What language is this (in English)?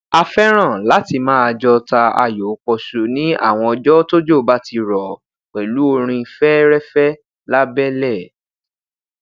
Yoruba